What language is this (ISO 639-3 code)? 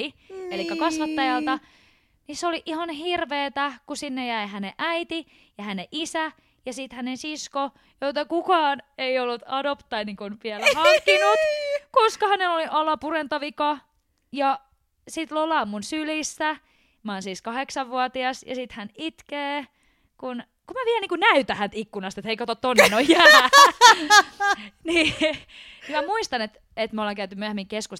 fin